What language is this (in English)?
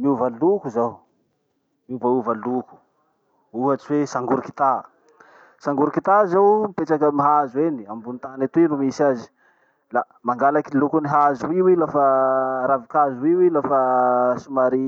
Masikoro Malagasy